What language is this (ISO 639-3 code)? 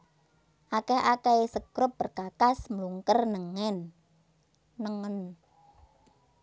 jav